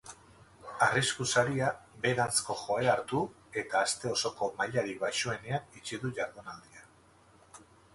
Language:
Basque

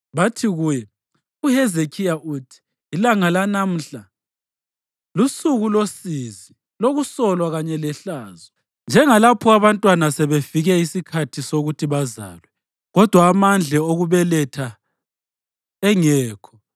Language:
North Ndebele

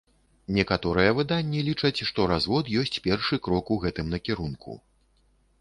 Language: Belarusian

